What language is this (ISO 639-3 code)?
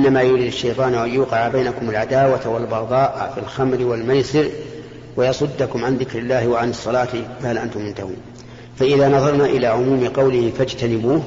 ara